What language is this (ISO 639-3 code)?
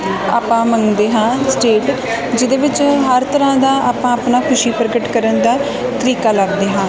pan